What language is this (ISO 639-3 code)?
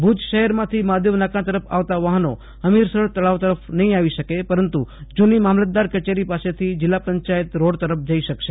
guj